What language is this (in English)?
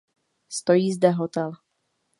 Czech